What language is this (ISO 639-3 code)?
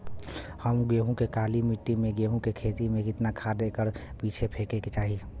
bho